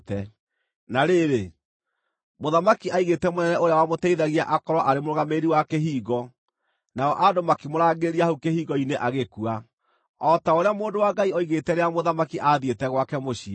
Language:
Kikuyu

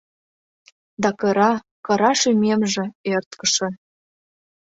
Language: Mari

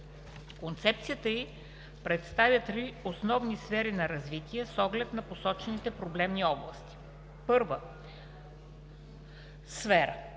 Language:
Bulgarian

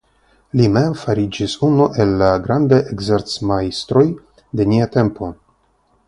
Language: Esperanto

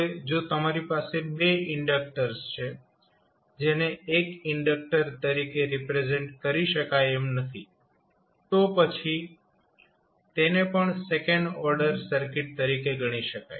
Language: Gujarati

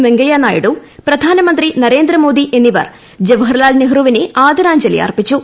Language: Malayalam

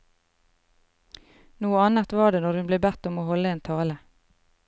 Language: Norwegian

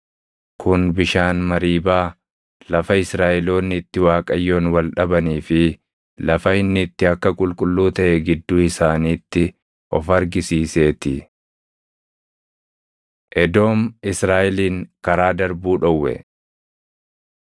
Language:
Oromo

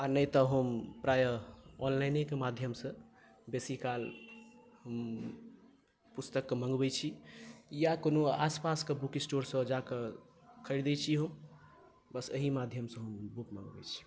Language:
Maithili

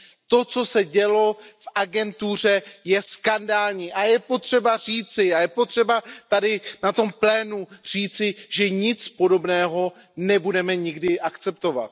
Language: Czech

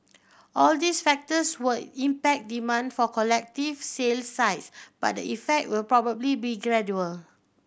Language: English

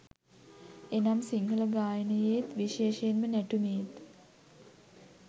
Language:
Sinhala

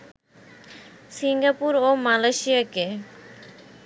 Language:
Bangla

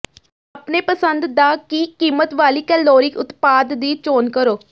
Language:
Punjabi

